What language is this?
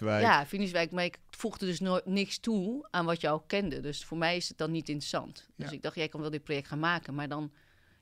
Dutch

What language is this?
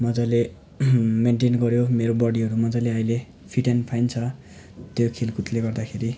Nepali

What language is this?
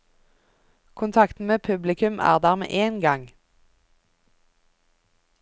Norwegian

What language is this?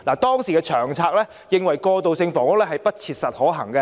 Cantonese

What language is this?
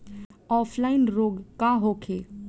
Bhojpuri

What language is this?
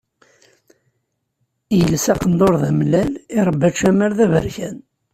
Kabyle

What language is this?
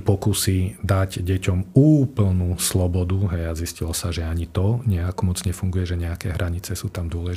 Slovak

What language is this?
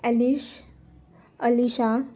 Marathi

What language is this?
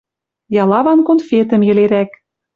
Western Mari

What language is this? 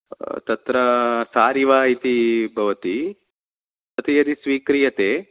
Sanskrit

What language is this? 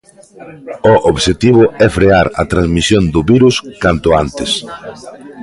Galician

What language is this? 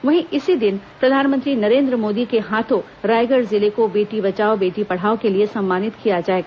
Hindi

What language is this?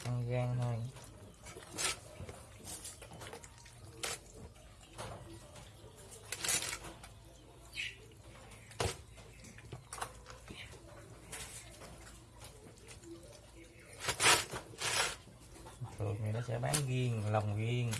Vietnamese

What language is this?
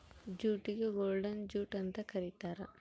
Kannada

